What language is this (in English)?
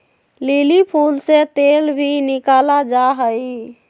Magahi